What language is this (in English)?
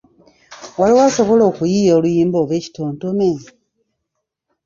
Ganda